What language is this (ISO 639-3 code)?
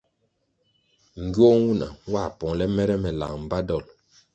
nmg